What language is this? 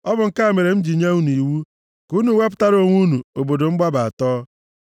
Igbo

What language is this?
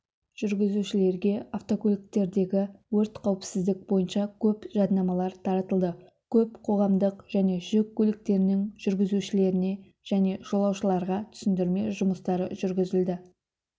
Kazakh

